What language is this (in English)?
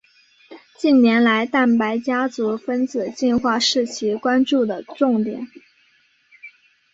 Chinese